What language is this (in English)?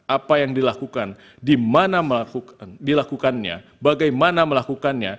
Indonesian